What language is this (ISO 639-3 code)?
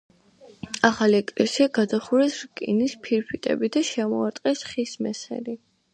kat